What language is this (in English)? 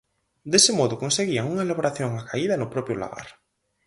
Galician